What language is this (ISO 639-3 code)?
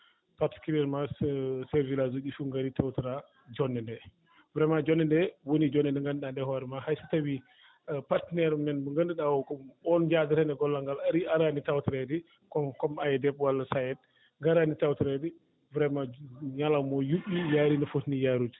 ful